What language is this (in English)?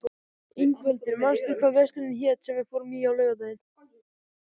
Icelandic